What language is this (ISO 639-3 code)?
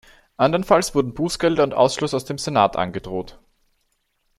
deu